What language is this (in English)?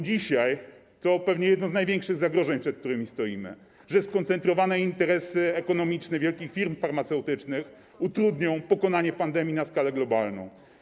Polish